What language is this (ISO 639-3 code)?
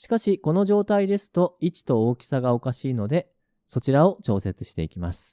jpn